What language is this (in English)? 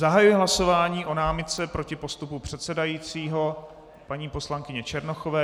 Czech